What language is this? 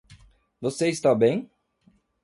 Portuguese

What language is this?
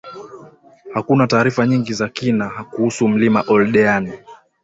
Swahili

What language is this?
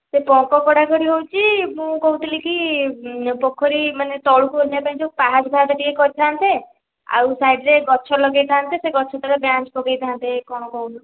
Odia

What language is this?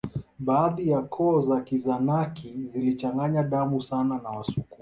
Swahili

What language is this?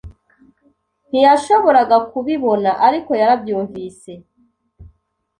Kinyarwanda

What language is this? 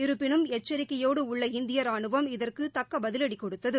Tamil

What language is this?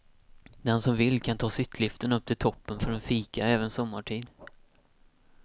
Swedish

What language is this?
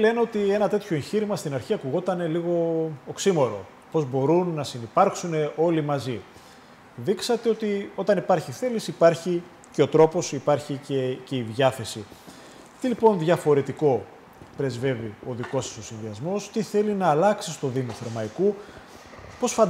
Greek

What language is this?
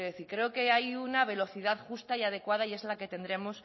Spanish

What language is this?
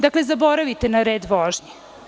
Serbian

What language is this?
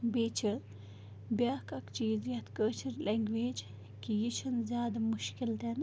Kashmiri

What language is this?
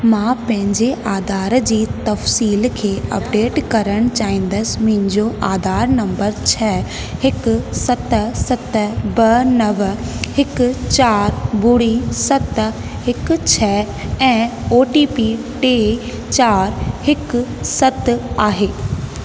Sindhi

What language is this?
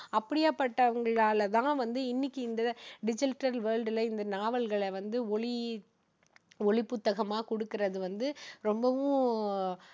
Tamil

